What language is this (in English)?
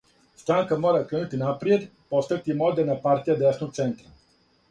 Serbian